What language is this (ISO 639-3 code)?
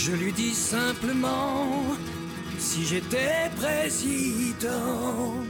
fra